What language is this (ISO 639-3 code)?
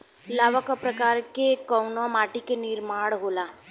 bho